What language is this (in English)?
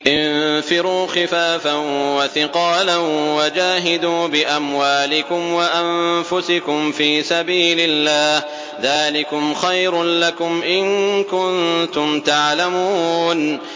Arabic